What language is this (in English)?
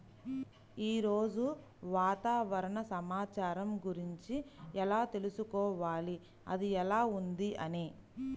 Telugu